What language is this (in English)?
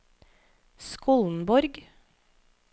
Norwegian